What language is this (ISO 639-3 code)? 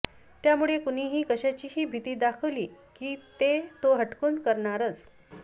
mar